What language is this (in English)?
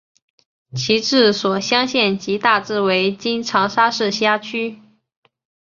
Chinese